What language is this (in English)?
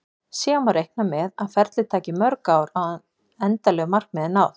Icelandic